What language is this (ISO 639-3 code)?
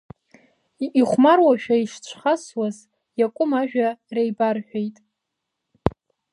abk